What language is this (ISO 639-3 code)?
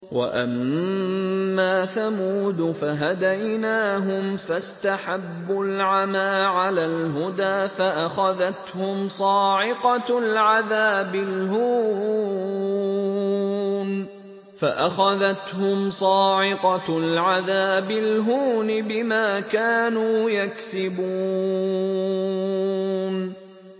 ara